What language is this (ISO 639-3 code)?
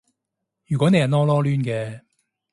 yue